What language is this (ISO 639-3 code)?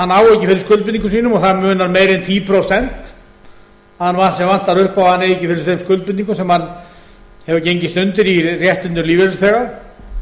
isl